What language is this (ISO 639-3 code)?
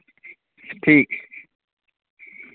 doi